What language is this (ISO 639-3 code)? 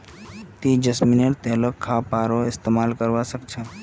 mag